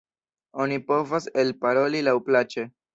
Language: Esperanto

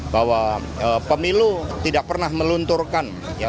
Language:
Indonesian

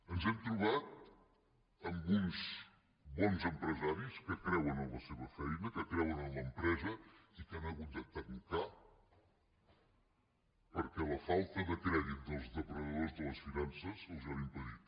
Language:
Catalan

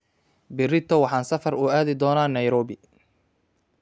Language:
Somali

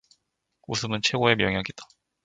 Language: Korean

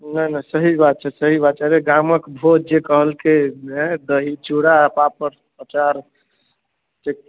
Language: Maithili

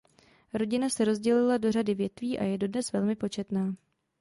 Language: Czech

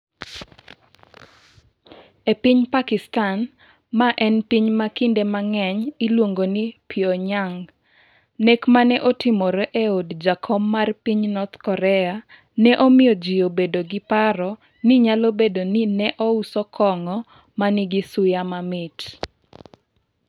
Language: Luo (Kenya and Tanzania)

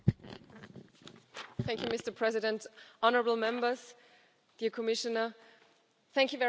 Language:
English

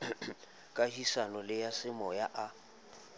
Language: Southern Sotho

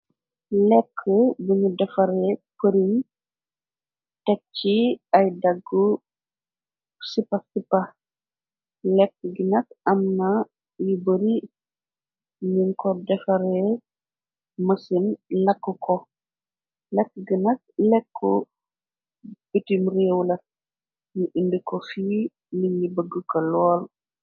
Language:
Wolof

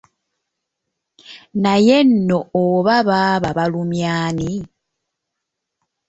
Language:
Ganda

